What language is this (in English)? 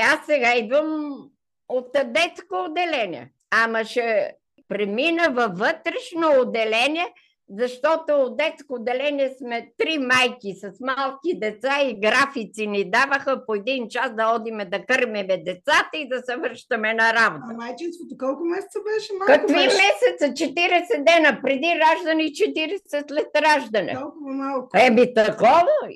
Bulgarian